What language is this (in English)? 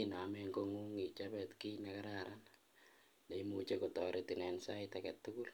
Kalenjin